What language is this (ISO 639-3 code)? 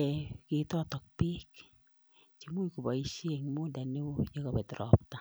kln